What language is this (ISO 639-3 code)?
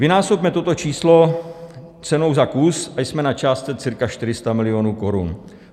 ces